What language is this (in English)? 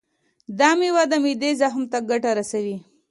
Pashto